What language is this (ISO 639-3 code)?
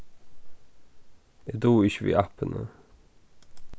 fao